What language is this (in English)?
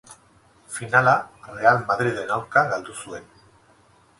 Basque